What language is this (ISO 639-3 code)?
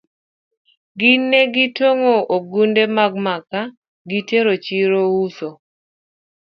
luo